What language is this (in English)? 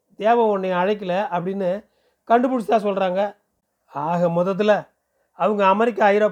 Tamil